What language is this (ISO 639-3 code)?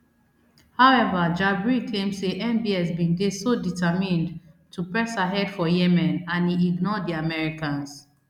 pcm